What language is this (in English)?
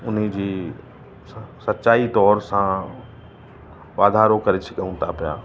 Sindhi